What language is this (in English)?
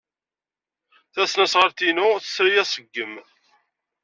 Kabyle